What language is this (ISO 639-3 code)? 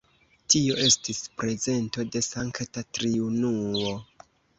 epo